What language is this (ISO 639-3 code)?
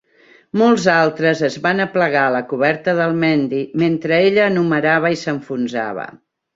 cat